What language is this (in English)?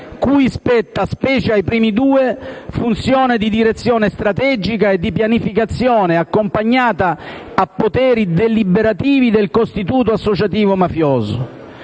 Italian